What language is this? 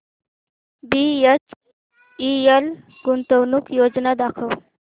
Marathi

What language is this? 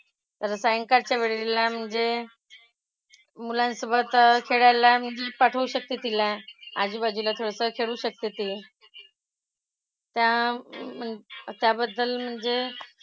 Marathi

